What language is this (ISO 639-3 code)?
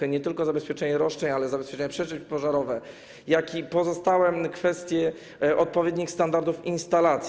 pol